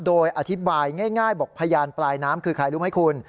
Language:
Thai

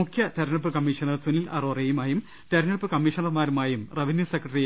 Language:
Malayalam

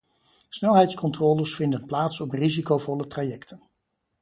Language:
Dutch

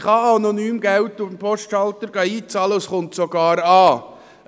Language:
Swiss German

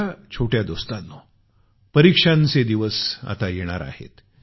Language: Marathi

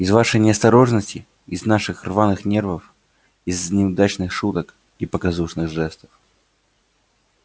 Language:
Russian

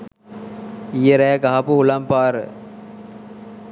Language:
Sinhala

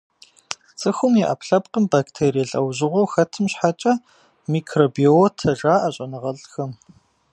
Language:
Kabardian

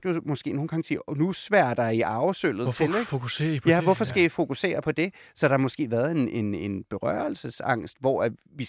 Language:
Danish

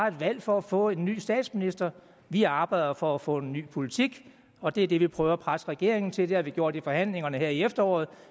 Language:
Danish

